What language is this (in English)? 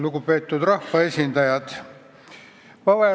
Estonian